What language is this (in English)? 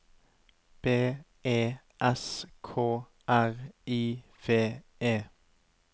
Norwegian